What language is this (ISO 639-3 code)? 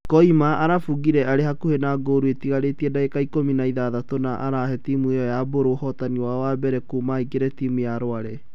kik